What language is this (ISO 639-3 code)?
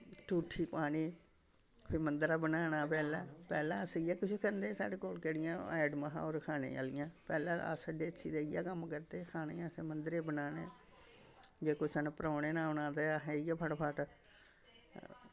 doi